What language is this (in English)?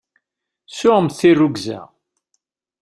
Kabyle